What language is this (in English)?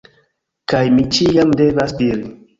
Esperanto